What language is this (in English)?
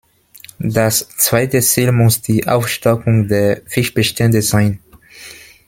German